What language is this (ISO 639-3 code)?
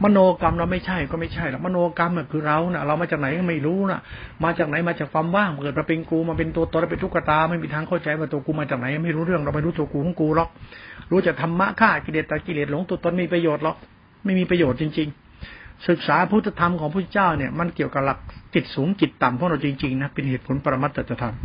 tha